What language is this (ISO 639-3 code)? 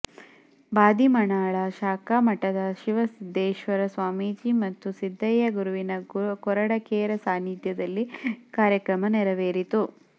kan